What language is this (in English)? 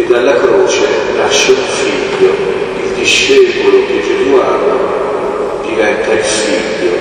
Italian